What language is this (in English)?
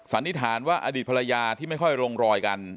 Thai